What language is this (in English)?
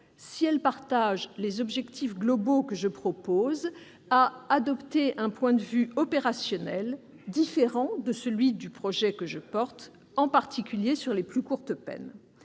French